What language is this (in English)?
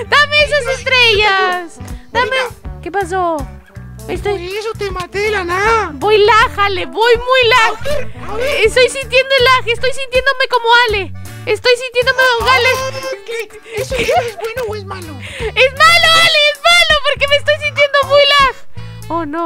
Spanish